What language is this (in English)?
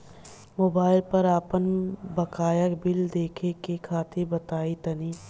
Bhojpuri